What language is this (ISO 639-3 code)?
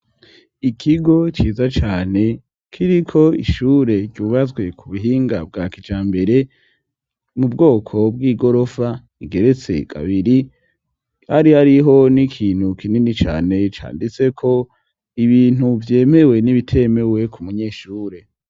run